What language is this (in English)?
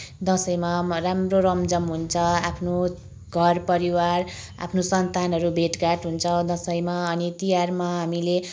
Nepali